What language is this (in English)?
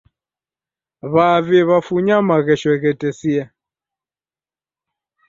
Taita